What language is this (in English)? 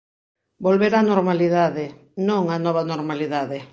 Galician